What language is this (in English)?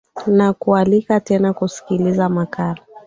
Swahili